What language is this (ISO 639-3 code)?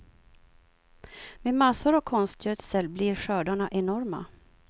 swe